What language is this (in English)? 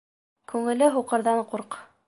Bashkir